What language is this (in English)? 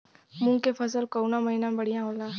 Bhojpuri